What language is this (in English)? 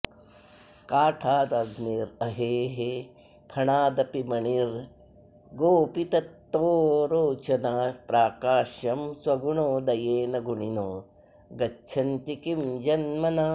Sanskrit